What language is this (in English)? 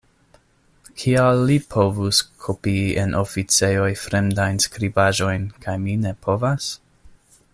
Esperanto